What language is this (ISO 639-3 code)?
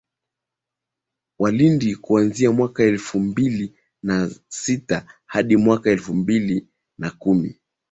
swa